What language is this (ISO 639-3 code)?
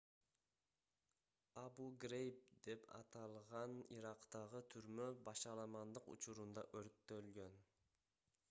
kir